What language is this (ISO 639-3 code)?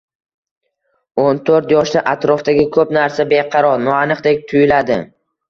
uzb